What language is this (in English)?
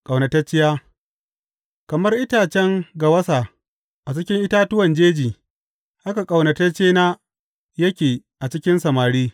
Hausa